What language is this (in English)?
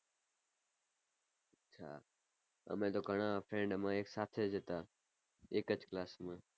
Gujarati